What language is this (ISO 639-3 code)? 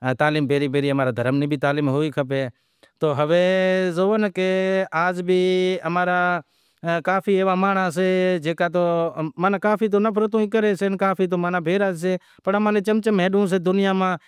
kxp